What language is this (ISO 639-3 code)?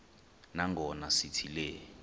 xho